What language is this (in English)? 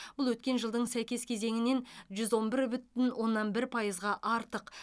Kazakh